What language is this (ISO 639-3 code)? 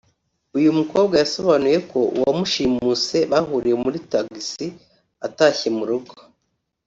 kin